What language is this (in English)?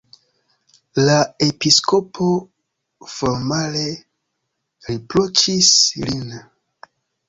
Esperanto